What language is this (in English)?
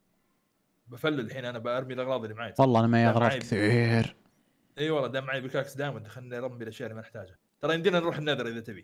Arabic